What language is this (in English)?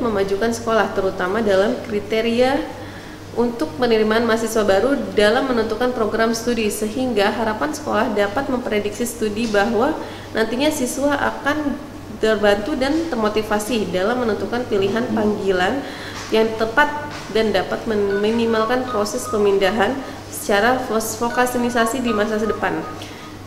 Indonesian